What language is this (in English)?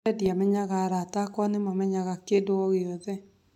Kikuyu